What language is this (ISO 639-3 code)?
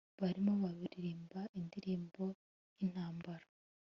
kin